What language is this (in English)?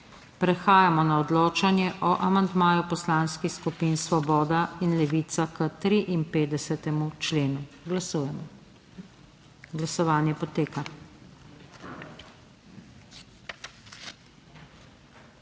Slovenian